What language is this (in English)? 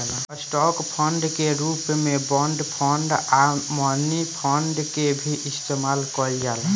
Bhojpuri